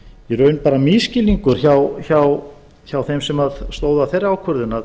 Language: Icelandic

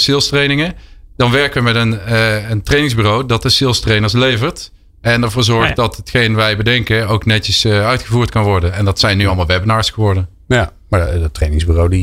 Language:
Dutch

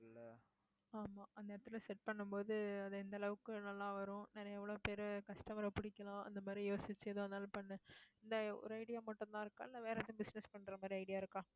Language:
Tamil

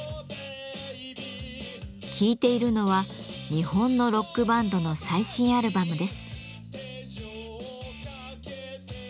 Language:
Japanese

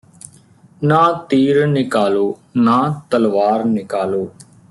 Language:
Punjabi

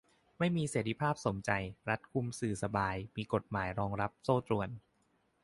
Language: Thai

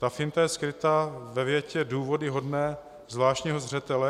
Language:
Czech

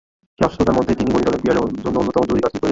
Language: Bangla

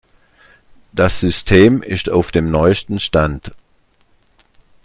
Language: German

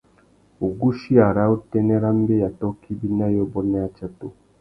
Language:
Tuki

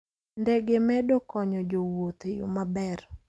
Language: Luo (Kenya and Tanzania)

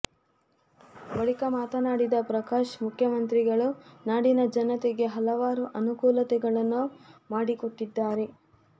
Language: Kannada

